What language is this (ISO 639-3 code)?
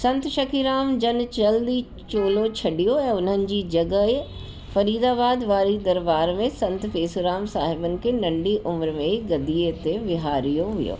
snd